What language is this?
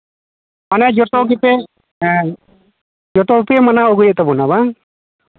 Santali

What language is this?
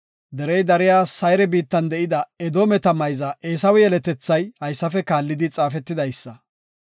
Gofa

